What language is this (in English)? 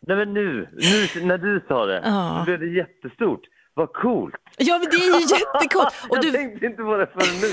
Swedish